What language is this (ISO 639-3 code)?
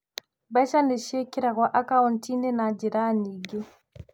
kik